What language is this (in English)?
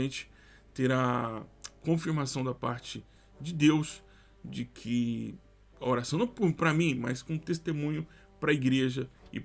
Portuguese